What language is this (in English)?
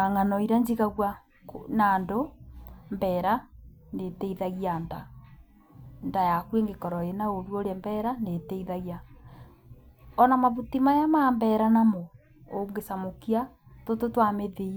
Kikuyu